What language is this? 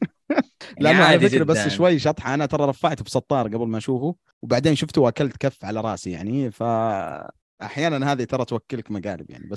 Arabic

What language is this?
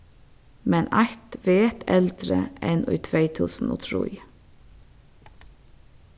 Faroese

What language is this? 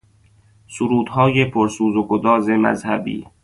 Persian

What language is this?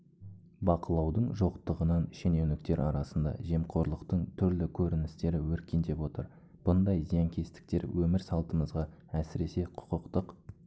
Kazakh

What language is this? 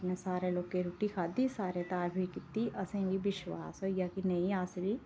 Dogri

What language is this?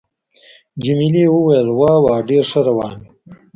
Pashto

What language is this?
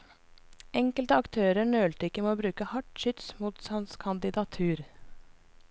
Norwegian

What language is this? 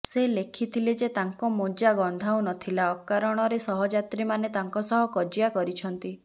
Odia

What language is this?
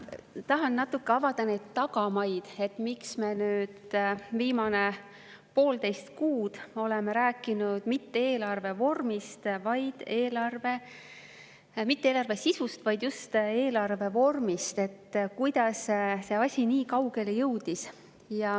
Estonian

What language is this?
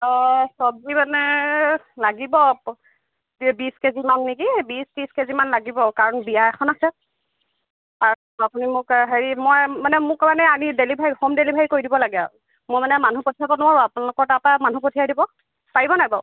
Assamese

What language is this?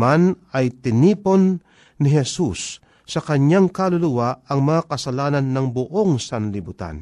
Filipino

